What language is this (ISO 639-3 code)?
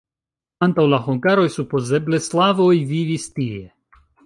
epo